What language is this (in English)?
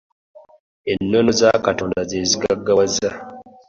Ganda